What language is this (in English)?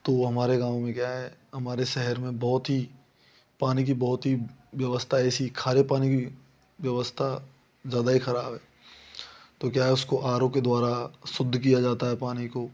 Hindi